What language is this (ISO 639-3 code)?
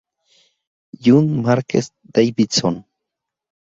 spa